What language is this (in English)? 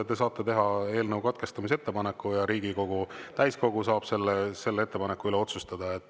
Estonian